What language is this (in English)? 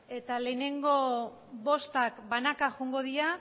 Basque